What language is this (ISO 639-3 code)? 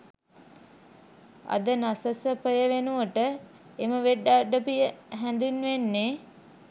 sin